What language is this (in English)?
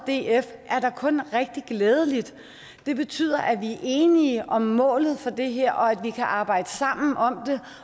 Danish